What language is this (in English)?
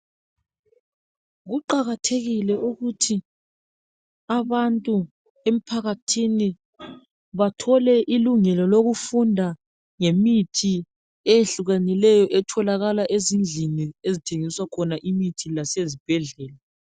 North Ndebele